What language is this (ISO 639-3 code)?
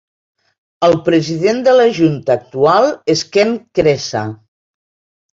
cat